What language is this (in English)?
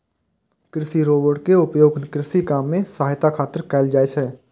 Maithili